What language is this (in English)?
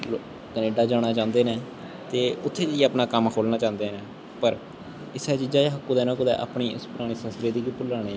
Dogri